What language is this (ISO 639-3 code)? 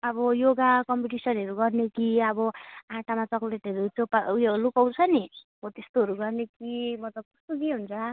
nep